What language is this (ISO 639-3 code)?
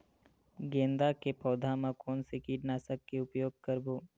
hne